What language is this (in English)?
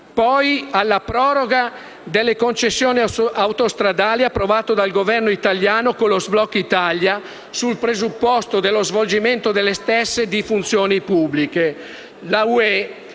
Italian